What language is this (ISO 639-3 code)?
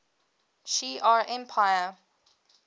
eng